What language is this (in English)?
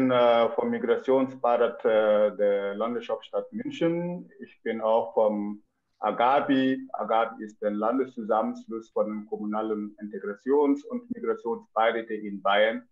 German